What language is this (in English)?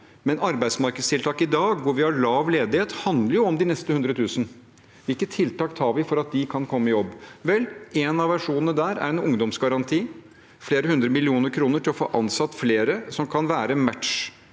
Norwegian